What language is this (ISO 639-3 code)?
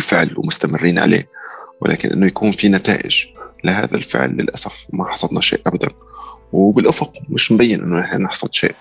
ara